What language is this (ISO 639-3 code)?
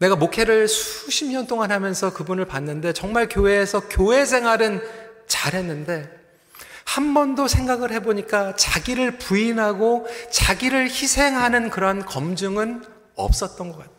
kor